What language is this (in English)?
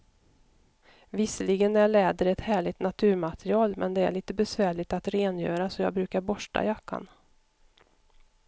Swedish